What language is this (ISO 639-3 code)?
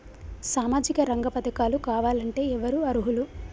tel